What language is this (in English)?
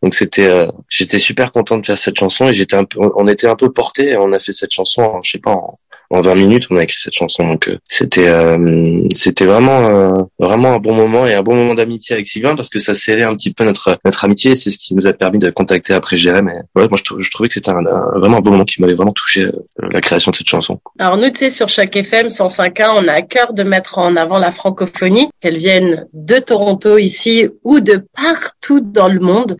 French